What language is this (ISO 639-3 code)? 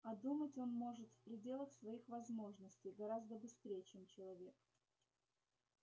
rus